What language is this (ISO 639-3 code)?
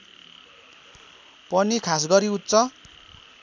nep